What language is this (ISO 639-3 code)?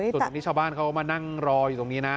tha